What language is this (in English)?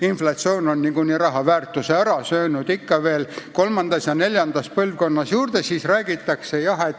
Estonian